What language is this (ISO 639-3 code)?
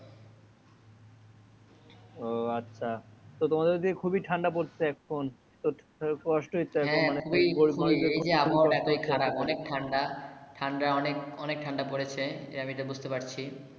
ben